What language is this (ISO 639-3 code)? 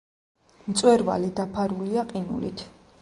kat